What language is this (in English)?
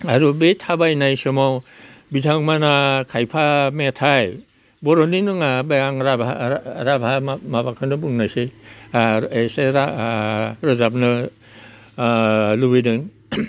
Bodo